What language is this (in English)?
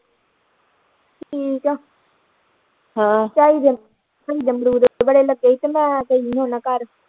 Punjabi